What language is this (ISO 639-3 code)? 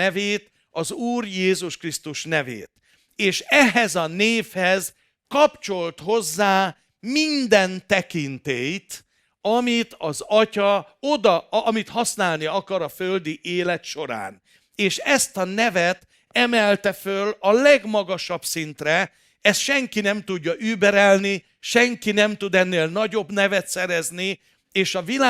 hun